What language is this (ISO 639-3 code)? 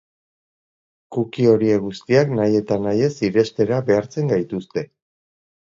eus